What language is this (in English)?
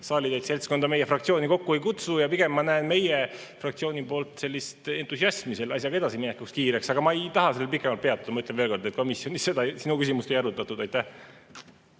Estonian